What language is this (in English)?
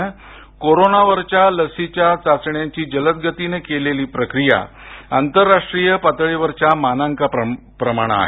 Marathi